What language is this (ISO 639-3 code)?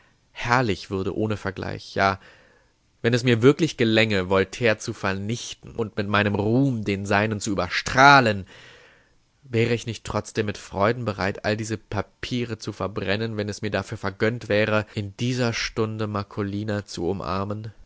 deu